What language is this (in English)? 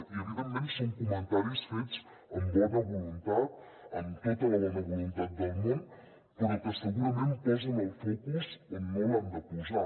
Catalan